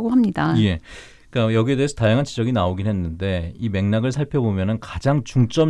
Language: Korean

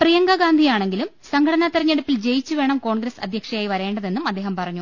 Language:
Malayalam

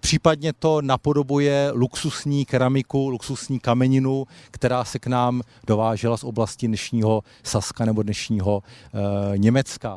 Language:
Czech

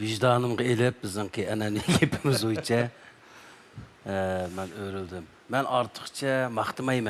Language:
Turkish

